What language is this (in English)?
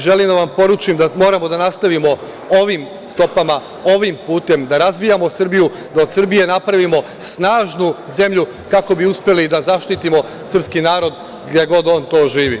Serbian